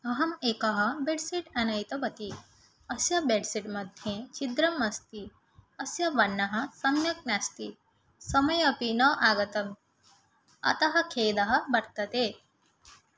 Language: Sanskrit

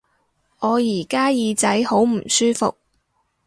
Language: Cantonese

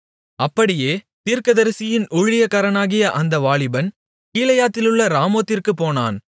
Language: Tamil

